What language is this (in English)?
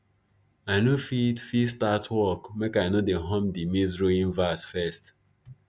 Nigerian Pidgin